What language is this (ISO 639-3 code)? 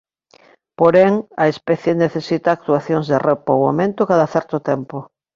glg